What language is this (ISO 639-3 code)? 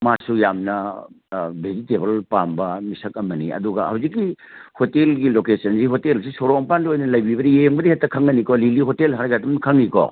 mni